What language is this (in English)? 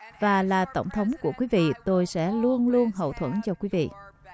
Vietnamese